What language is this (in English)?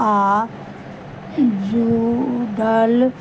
Maithili